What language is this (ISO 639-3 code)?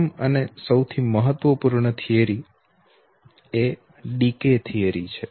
guj